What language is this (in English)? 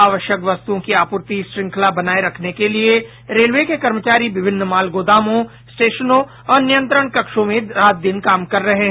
Hindi